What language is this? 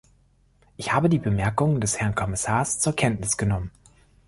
German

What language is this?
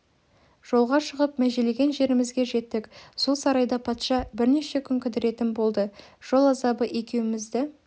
Kazakh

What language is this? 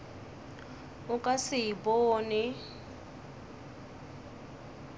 Northern Sotho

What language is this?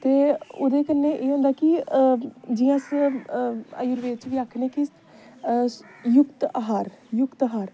Dogri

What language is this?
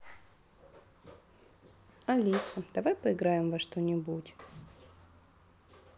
Russian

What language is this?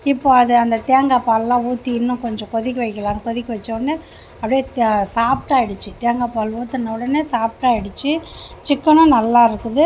Tamil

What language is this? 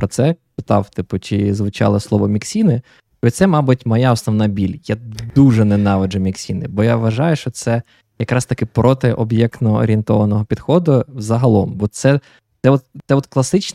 Ukrainian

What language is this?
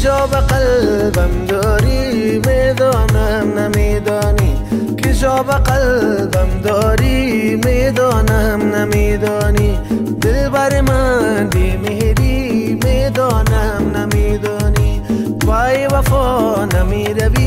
Persian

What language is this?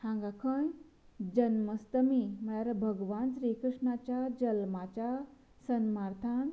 Konkani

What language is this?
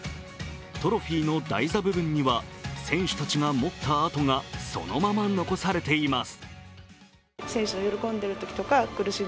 Japanese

